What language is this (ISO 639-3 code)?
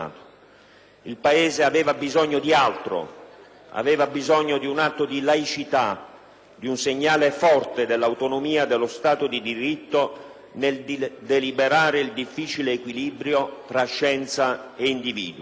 ita